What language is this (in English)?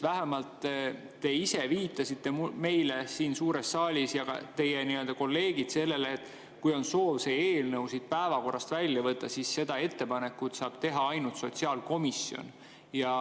Estonian